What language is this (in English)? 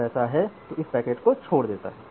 Hindi